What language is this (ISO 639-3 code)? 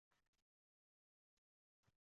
uzb